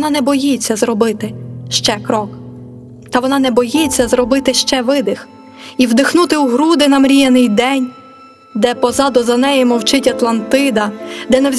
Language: Ukrainian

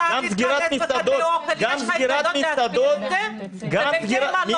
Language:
Hebrew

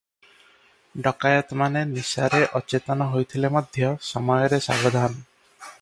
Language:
Odia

